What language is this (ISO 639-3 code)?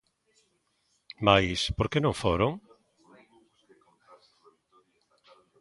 glg